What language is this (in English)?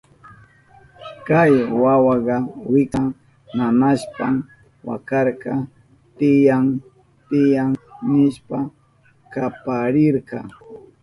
Southern Pastaza Quechua